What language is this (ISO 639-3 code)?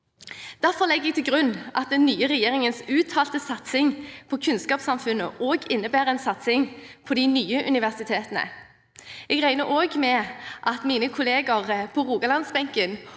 nor